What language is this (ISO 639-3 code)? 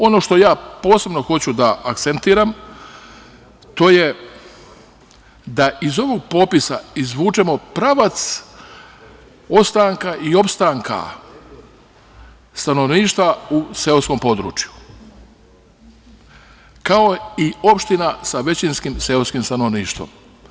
srp